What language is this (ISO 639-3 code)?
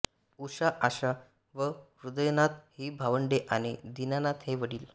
mar